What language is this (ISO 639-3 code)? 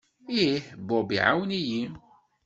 kab